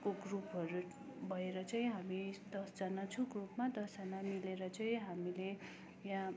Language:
Nepali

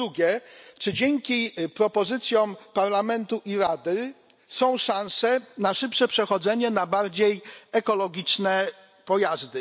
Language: Polish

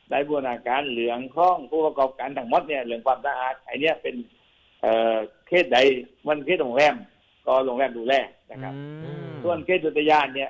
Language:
Thai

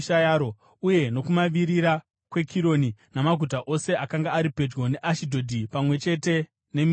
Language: Shona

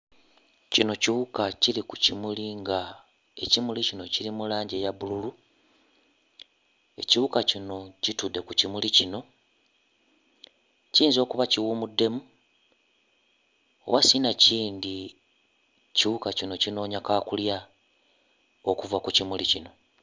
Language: Ganda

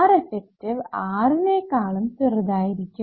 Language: Malayalam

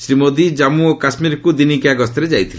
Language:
Odia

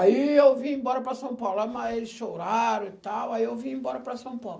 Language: Portuguese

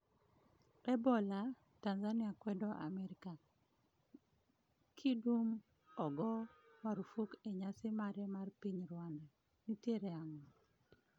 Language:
Luo (Kenya and Tanzania)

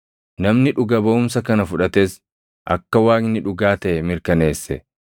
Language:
Oromo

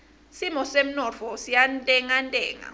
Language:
Swati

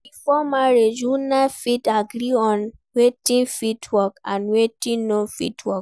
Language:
Nigerian Pidgin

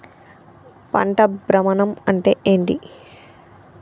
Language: Telugu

